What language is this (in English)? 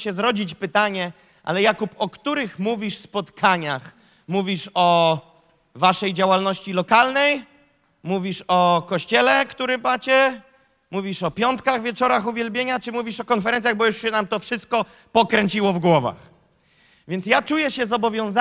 Polish